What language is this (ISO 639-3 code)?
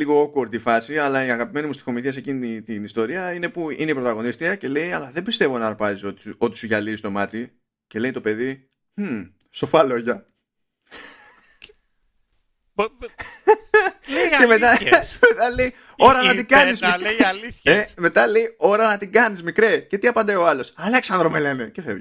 ell